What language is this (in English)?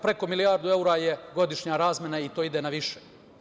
Serbian